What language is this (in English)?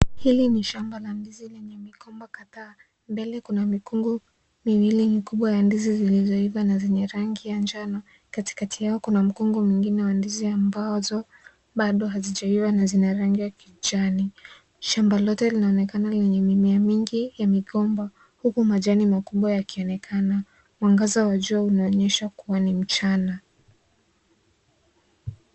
Swahili